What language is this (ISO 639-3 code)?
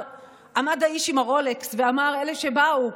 heb